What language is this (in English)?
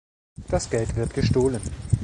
German